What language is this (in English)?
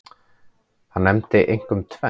Icelandic